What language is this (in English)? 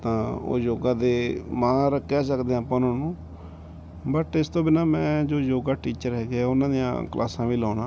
Punjabi